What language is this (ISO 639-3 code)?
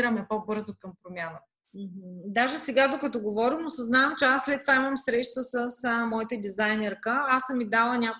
bul